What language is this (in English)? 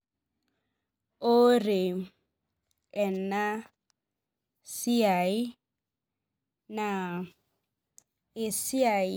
Masai